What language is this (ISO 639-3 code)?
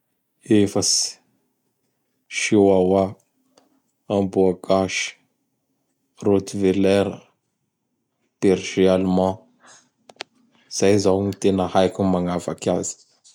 bhr